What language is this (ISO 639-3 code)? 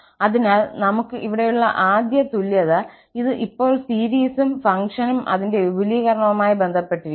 mal